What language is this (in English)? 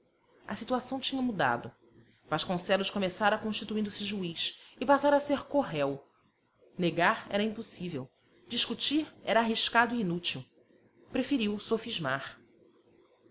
Portuguese